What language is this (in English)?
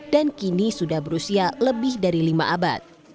Indonesian